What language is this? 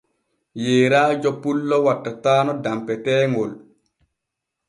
Borgu Fulfulde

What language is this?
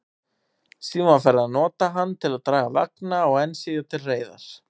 Icelandic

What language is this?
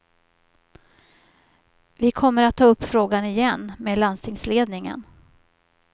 Swedish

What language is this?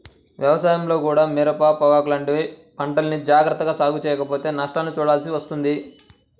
Telugu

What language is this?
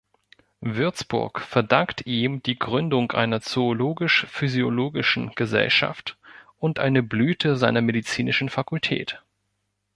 German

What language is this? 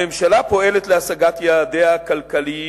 Hebrew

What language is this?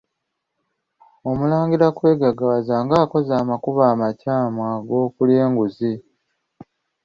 Ganda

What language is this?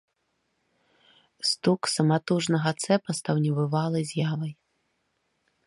Belarusian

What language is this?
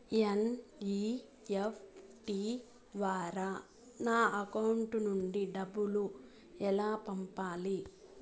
Telugu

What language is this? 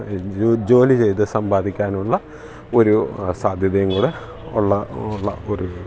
Malayalam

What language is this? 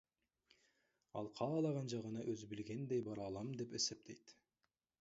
Kyrgyz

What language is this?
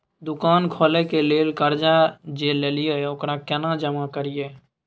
Maithili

